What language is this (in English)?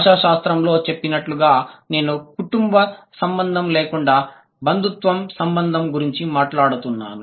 Telugu